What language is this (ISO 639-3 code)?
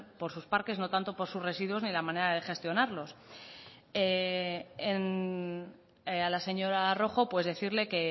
spa